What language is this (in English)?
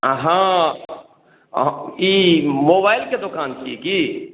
Maithili